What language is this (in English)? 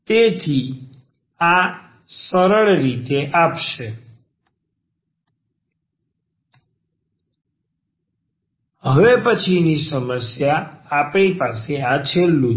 Gujarati